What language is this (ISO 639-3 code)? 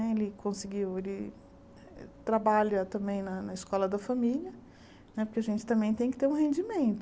por